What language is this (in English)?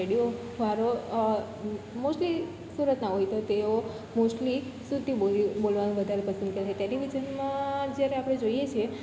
Gujarati